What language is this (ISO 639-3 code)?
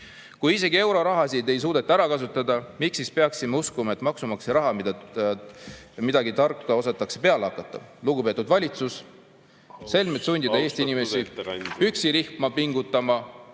est